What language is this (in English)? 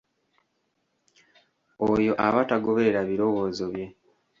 Ganda